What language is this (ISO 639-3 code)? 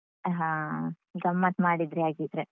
kan